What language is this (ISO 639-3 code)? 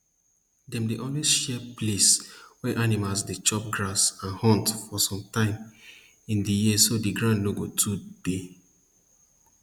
pcm